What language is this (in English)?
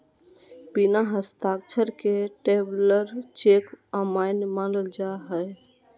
Magahi